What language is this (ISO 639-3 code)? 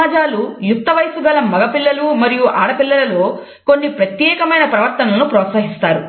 tel